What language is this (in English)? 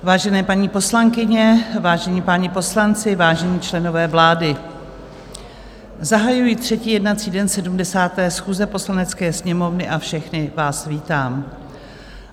Czech